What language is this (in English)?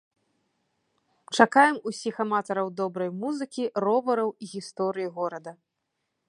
Belarusian